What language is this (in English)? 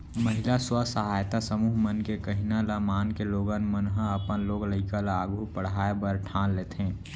Chhattisgarhi